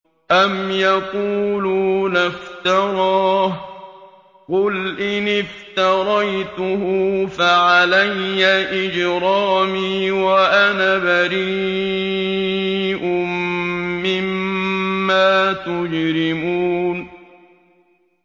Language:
Arabic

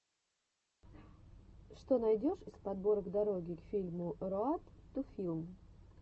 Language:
Russian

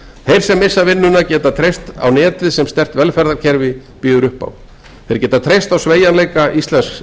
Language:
Icelandic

